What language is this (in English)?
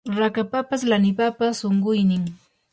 Yanahuanca Pasco Quechua